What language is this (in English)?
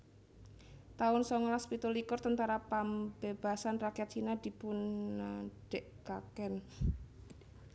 Javanese